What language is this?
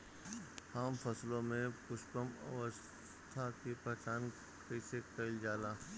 Bhojpuri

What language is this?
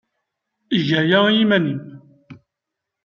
Kabyle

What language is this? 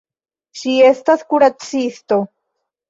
Esperanto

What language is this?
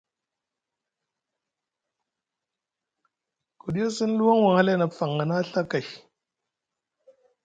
Musgu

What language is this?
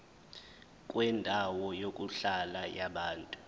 Zulu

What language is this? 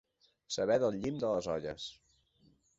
Catalan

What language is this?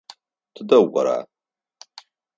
Adyghe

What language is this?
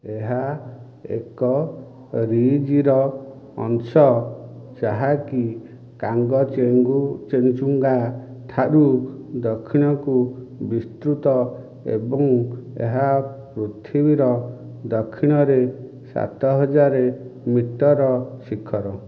Odia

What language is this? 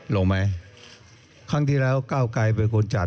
Thai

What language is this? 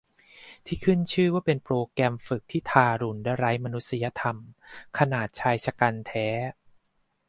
Thai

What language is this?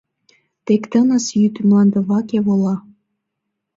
Mari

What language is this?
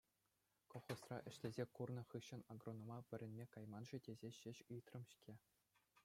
Chuvash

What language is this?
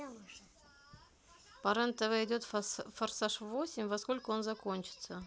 Russian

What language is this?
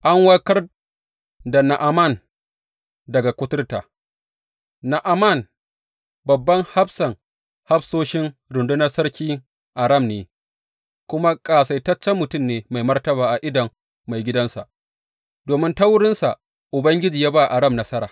Hausa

